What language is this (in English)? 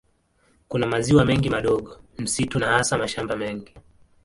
Swahili